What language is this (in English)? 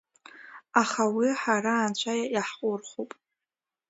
Abkhazian